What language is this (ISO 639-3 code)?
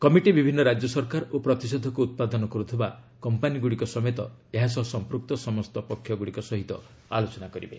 ori